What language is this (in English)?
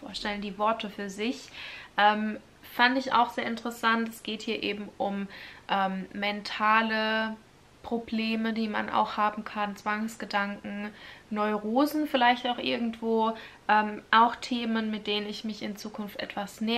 German